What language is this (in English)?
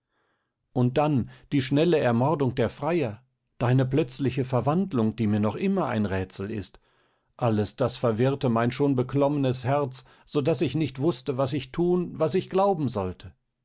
German